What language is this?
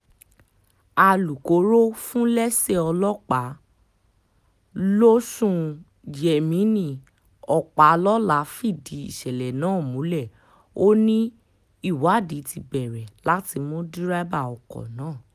Yoruba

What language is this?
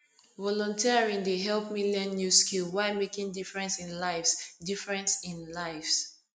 Nigerian Pidgin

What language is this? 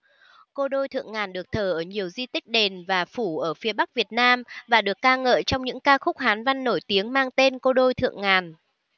Vietnamese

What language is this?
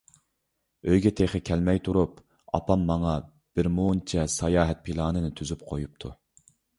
Uyghur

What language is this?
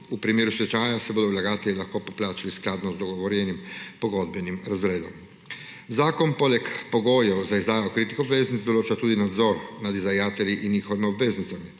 Slovenian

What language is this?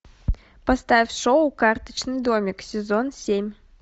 Russian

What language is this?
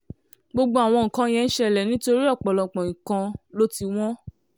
Yoruba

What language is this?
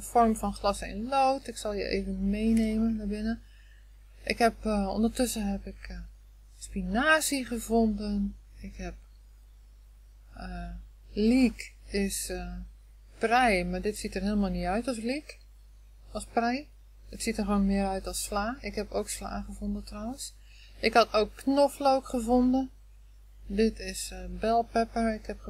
Dutch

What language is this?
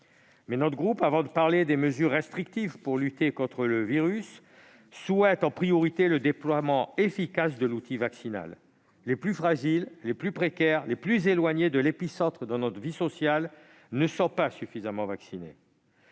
French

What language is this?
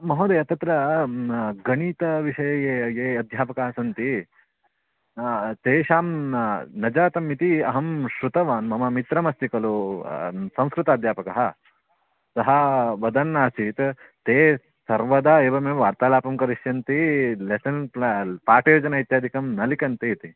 Sanskrit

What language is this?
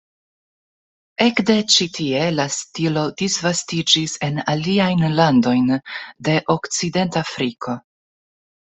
Esperanto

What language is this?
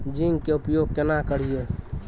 Maithili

